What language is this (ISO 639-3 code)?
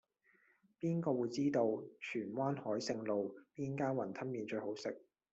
yue